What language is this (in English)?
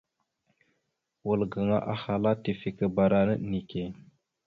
Mada (Cameroon)